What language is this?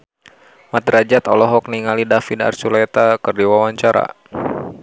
Sundanese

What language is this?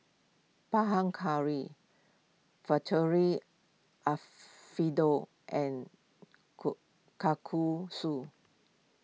English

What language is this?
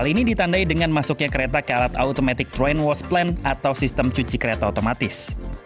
Indonesian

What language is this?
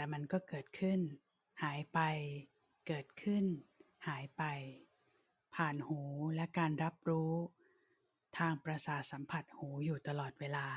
Thai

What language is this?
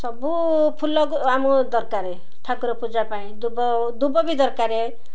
Odia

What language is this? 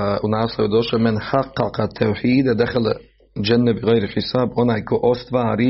Croatian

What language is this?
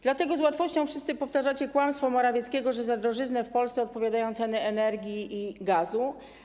Polish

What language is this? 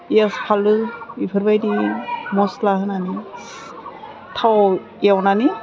Bodo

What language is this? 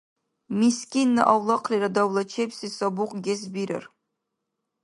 Dargwa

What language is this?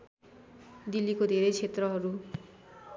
Nepali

